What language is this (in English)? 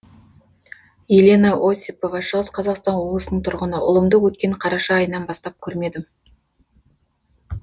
Kazakh